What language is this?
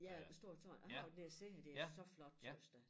Danish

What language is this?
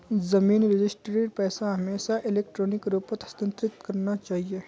Magahi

